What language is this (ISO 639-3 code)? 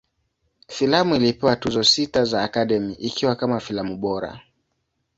swa